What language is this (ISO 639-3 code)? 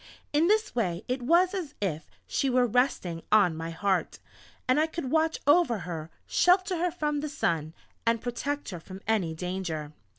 eng